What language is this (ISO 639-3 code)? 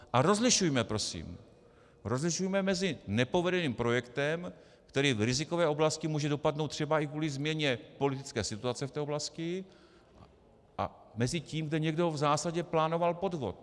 ces